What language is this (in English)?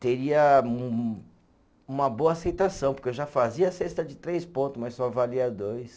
Portuguese